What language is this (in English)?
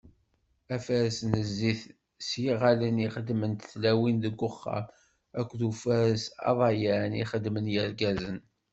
Kabyle